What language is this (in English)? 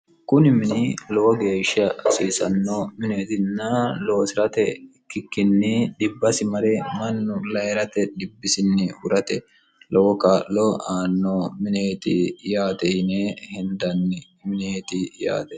Sidamo